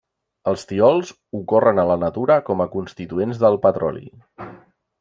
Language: Catalan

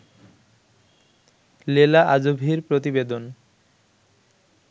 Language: Bangla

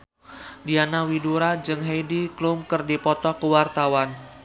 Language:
Sundanese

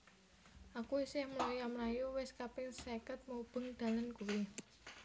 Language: Javanese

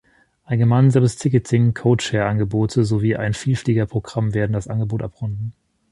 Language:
German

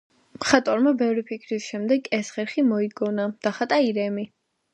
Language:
Georgian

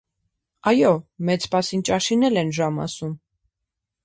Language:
Armenian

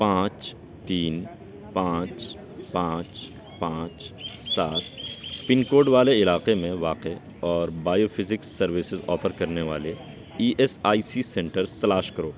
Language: Urdu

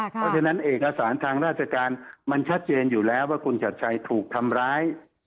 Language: Thai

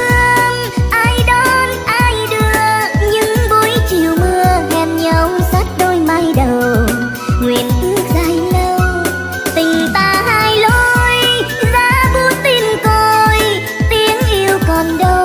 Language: Vietnamese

